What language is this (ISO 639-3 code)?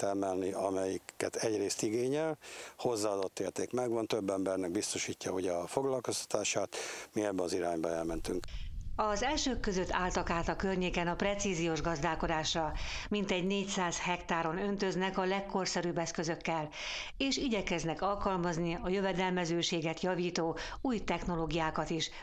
hun